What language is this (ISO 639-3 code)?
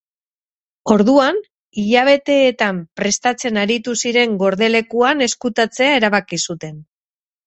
eus